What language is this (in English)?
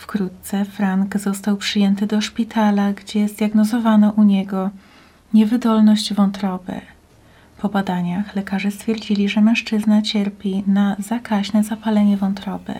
Polish